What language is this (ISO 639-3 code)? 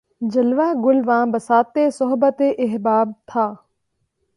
urd